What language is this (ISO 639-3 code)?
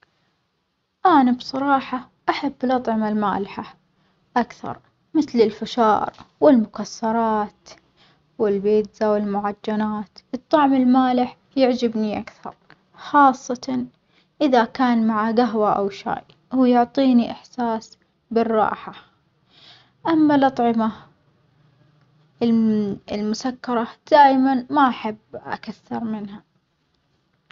acx